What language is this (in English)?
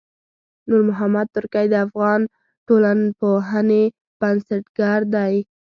Pashto